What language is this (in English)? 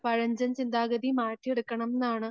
Malayalam